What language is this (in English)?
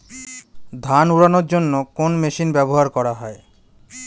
Bangla